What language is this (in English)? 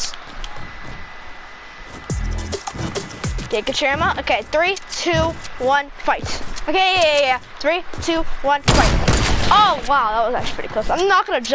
English